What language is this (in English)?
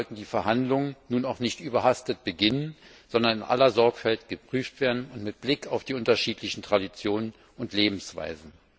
German